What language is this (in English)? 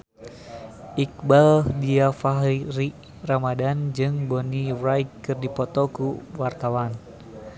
Sundanese